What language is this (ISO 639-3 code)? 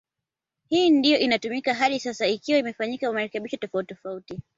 swa